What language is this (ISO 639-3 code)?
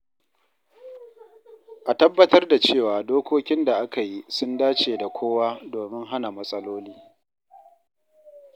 hau